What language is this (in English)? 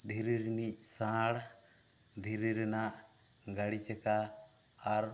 Santali